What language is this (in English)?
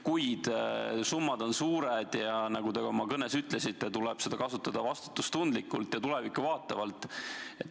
Estonian